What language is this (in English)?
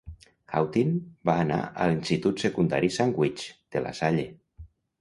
Catalan